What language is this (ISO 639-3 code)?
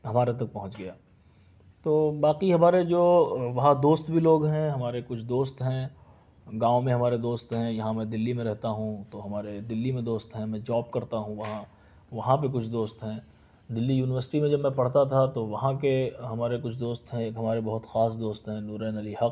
urd